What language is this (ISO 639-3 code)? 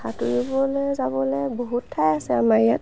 asm